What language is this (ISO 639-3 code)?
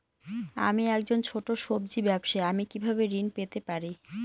ben